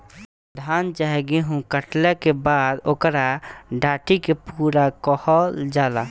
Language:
Bhojpuri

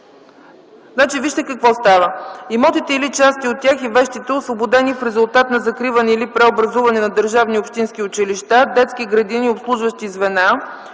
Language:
Bulgarian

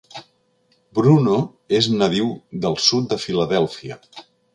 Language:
Catalan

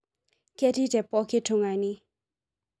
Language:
Masai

